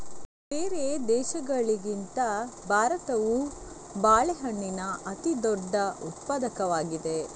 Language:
Kannada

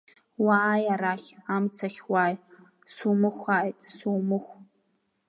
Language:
Abkhazian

